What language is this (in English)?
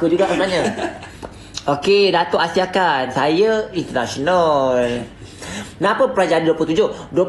Malay